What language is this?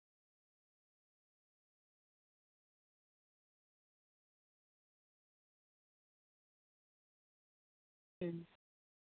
Santali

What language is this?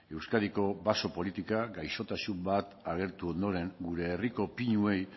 Basque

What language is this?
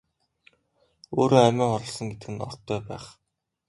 Mongolian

